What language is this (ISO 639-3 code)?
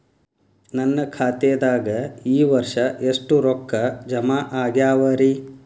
kan